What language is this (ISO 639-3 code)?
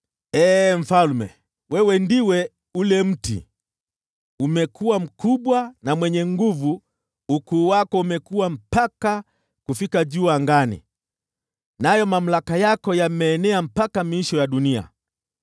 swa